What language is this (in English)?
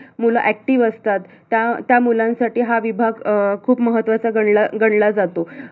Marathi